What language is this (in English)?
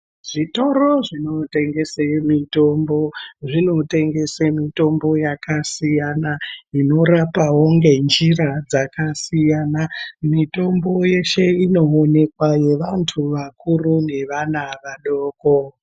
Ndau